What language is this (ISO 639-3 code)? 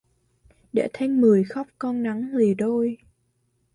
vie